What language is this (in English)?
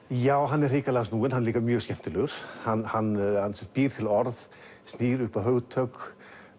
Icelandic